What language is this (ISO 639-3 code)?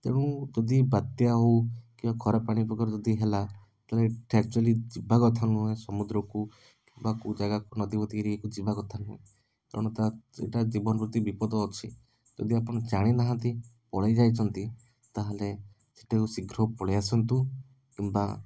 ori